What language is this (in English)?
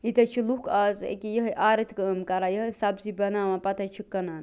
Kashmiri